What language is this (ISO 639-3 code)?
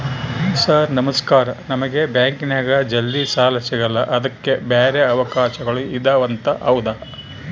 kan